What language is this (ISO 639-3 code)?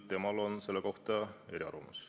est